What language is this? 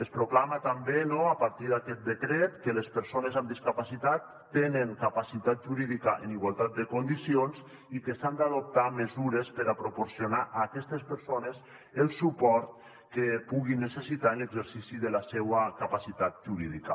Catalan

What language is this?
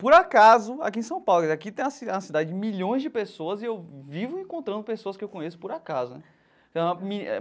Portuguese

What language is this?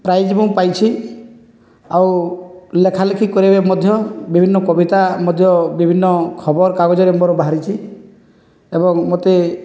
Odia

